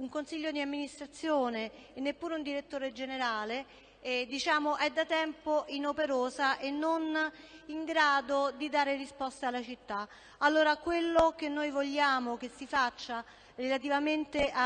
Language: Italian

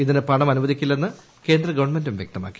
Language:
Malayalam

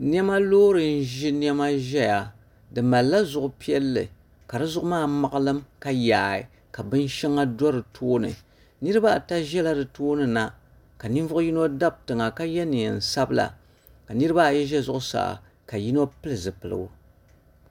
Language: Dagbani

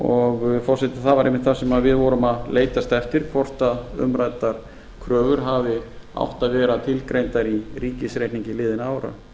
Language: Icelandic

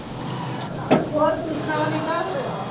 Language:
Punjabi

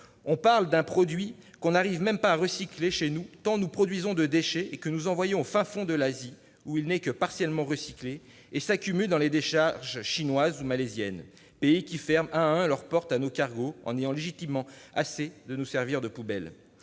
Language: French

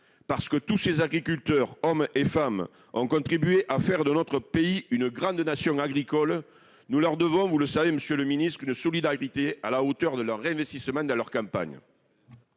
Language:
French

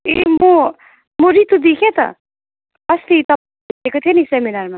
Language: Nepali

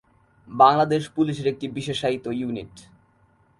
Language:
Bangla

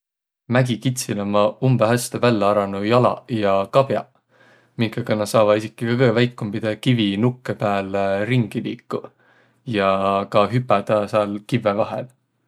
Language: Võro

